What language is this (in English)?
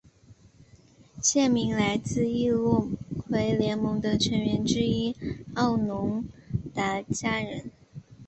Chinese